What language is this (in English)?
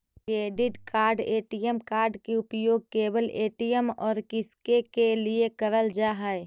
Magahi